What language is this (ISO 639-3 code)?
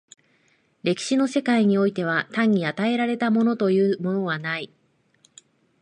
jpn